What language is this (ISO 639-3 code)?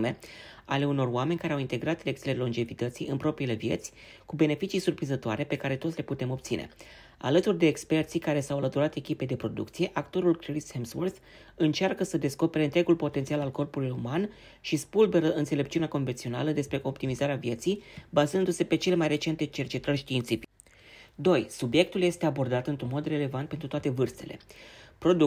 ron